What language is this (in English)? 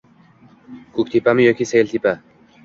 Uzbek